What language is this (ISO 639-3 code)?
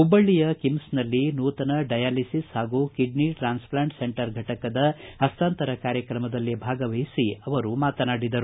kan